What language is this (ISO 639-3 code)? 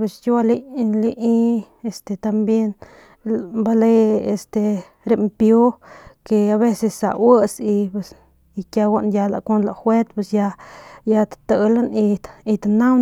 pmq